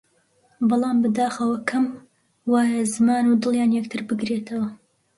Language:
Central Kurdish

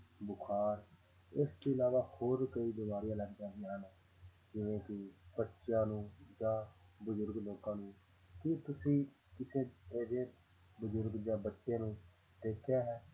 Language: Punjabi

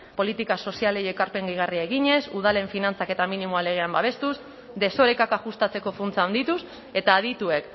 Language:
Basque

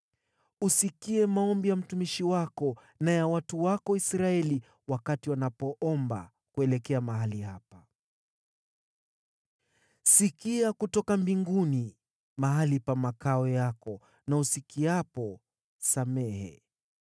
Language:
Swahili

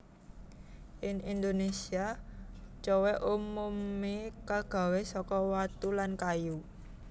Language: Javanese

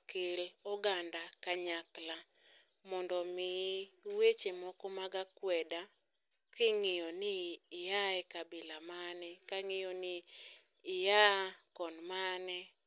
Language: Luo (Kenya and Tanzania)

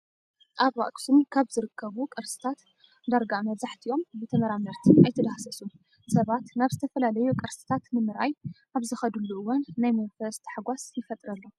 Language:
Tigrinya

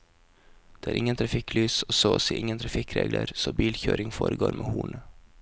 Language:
Norwegian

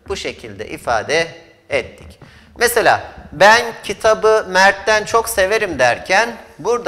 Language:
Turkish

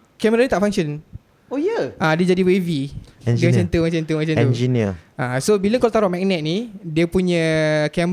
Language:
Malay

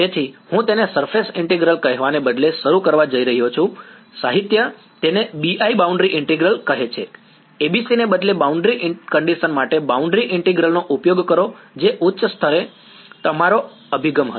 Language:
Gujarati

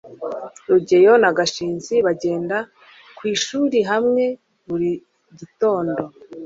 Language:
Kinyarwanda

